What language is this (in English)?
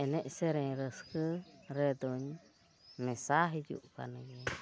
Santali